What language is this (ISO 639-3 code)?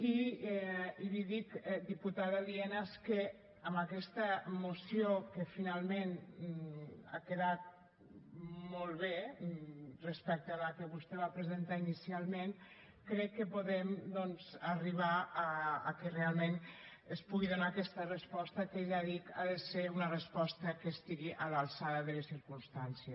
cat